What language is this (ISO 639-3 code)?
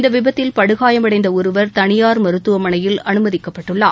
tam